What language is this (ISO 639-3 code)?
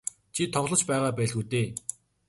mon